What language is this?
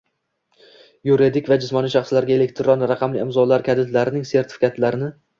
Uzbek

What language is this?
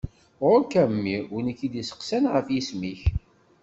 Kabyle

